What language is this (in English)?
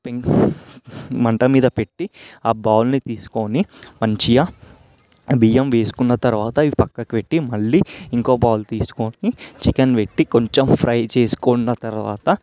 Telugu